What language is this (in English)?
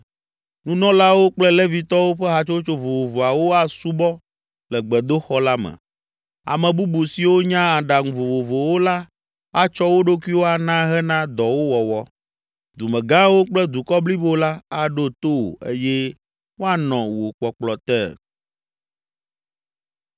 Ewe